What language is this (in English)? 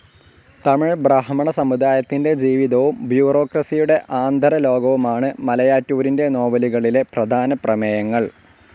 Malayalam